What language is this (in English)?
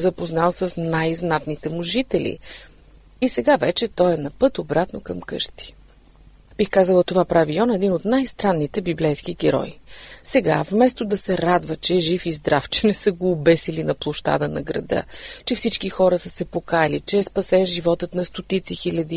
Bulgarian